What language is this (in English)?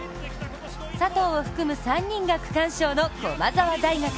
Japanese